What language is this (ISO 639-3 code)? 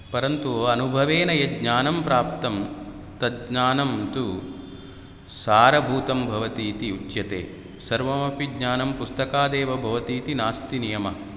san